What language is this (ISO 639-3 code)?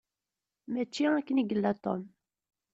kab